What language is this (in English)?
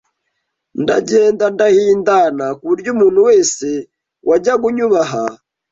Kinyarwanda